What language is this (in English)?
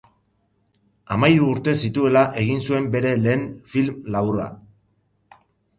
Basque